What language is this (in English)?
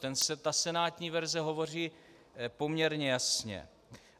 Czech